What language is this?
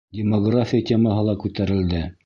Bashkir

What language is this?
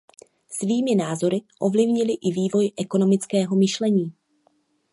Czech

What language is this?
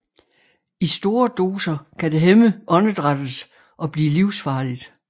Danish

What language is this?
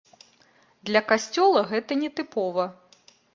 Belarusian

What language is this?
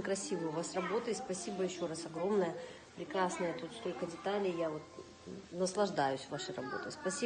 Russian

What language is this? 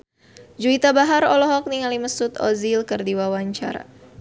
Sundanese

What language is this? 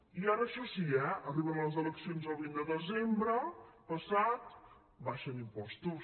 Catalan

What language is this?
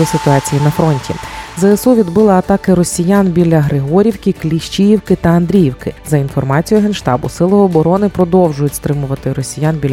Ukrainian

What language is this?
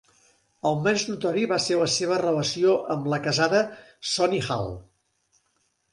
Catalan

